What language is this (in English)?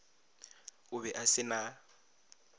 Northern Sotho